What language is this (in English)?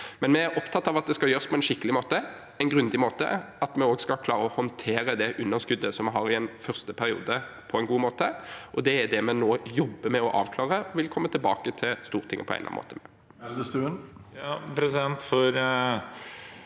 Norwegian